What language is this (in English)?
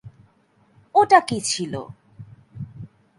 Bangla